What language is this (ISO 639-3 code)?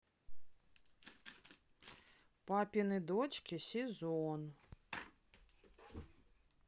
rus